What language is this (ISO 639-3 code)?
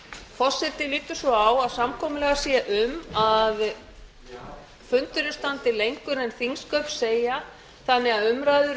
isl